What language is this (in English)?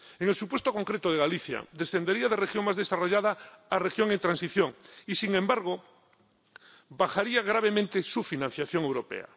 Spanish